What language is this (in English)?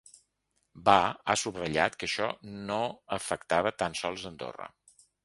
Catalan